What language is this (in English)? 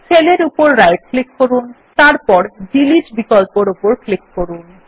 Bangla